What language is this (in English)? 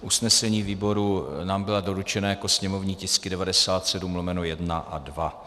Czech